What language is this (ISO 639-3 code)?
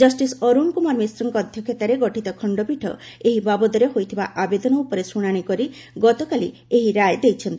ori